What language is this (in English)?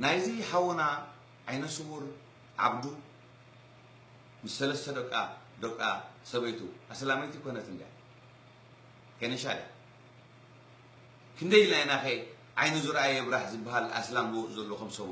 Arabic